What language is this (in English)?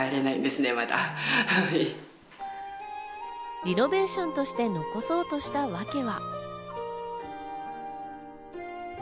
Japanese